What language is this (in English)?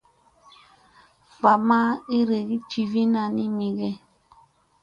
Musey